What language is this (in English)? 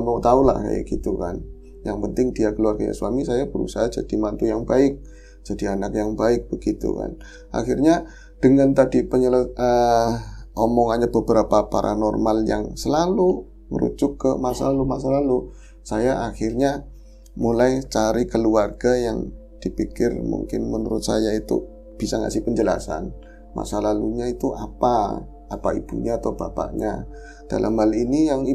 Indonesian